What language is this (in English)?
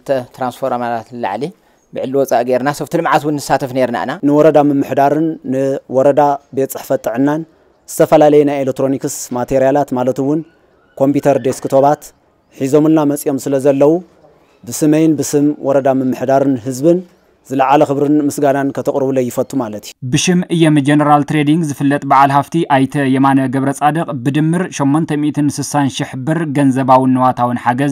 Arabic